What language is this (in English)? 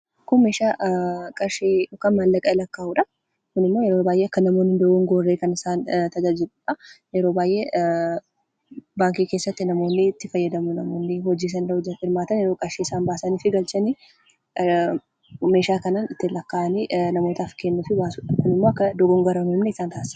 Oromo